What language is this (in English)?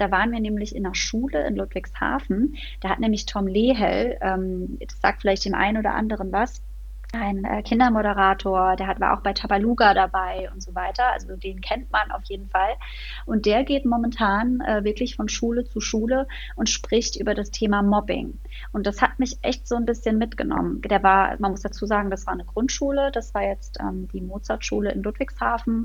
German